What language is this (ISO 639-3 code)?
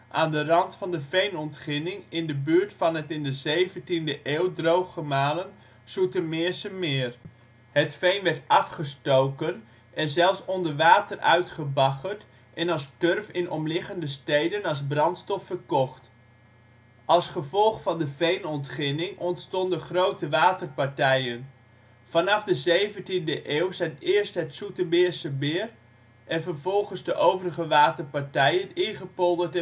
nld